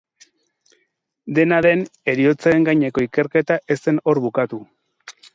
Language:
Basque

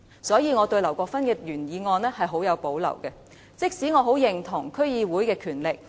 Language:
Cantonese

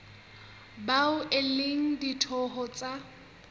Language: Southern Sotho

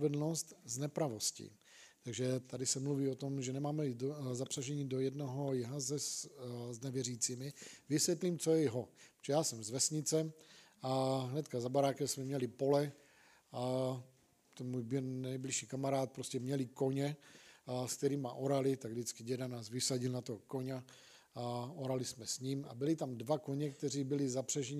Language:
Czech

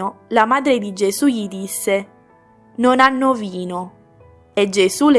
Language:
Italian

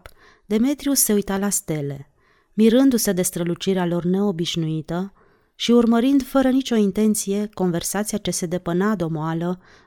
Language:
Romanian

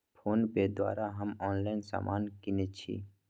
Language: Magahi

